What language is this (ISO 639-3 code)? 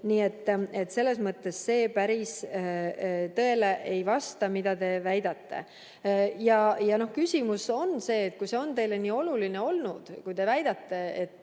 est